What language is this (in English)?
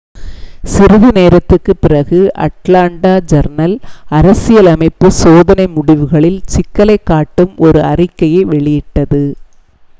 Tamil